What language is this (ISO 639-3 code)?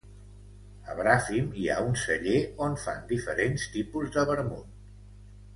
cat